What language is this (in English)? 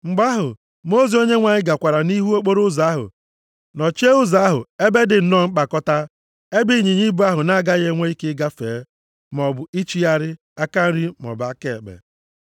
Igbo